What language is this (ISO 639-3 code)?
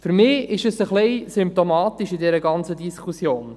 gsw